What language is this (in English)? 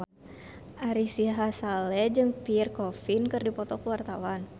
Sundanese